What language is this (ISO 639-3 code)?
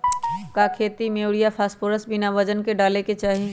mag